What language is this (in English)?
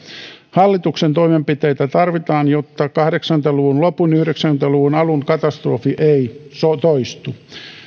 Finnish